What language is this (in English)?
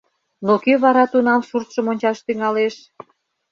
Mari